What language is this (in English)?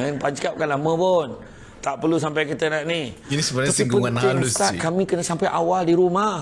Malay